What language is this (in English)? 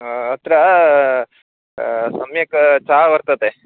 Sanskrit